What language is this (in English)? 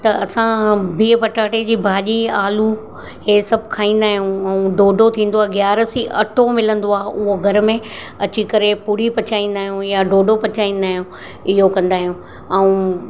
Sindhi